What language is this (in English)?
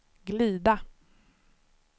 Swedish